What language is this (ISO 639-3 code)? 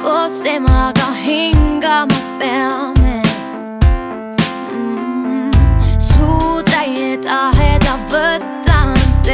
ron